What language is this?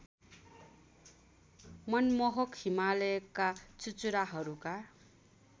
Nepali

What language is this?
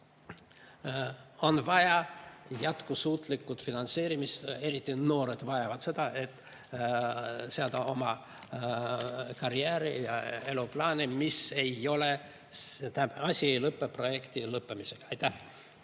Estonian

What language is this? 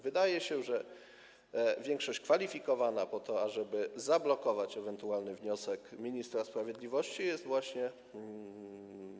Polish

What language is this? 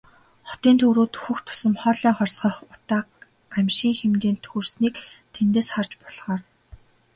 Mongolian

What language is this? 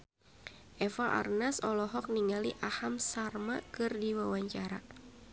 Sundanese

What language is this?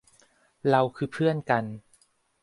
Thai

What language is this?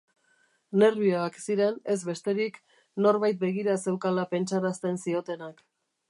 Basque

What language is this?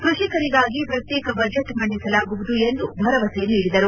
Kannada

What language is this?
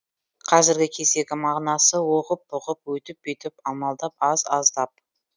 Kazakh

